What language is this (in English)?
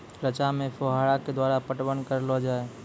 Maithili